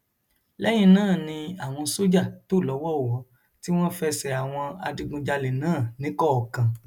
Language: Yoruba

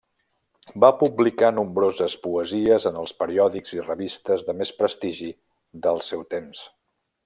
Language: Catalan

